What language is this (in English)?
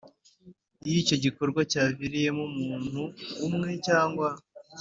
Kinyarwanda